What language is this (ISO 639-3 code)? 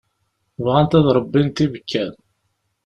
kab